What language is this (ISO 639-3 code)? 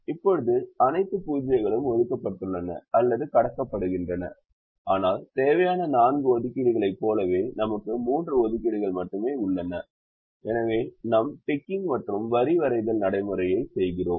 tam